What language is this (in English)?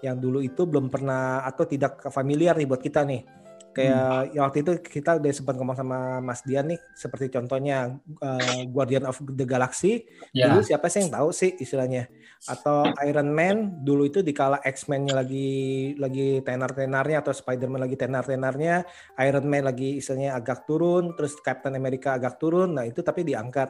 Indonesian